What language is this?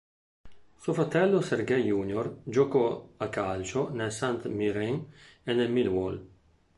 Italian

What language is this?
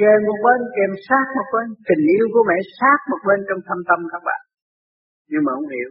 Vietnamese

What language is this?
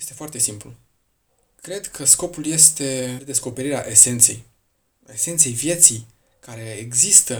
Romanian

